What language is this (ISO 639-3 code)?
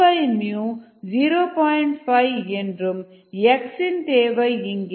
tam